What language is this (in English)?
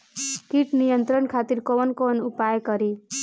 Bhojpuri